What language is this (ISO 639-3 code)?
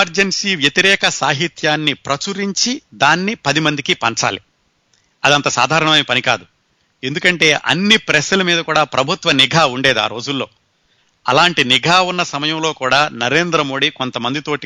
tel